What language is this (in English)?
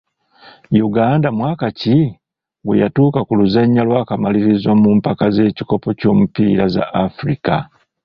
Ganda